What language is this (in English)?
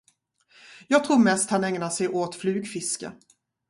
Swedish